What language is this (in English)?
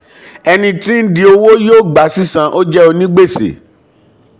Yoruba